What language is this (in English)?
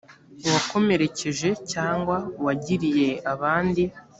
Kinyarwanda